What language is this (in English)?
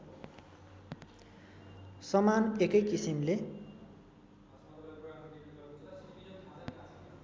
Nepali